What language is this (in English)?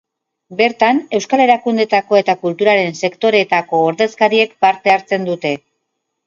Basque